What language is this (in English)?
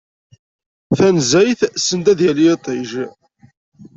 Kabyle